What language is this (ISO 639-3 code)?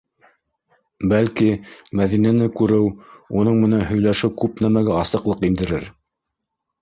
bak